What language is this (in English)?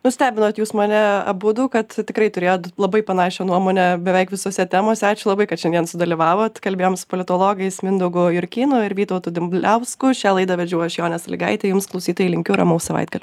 Lithuanian